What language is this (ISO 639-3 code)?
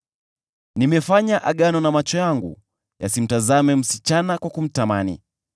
swa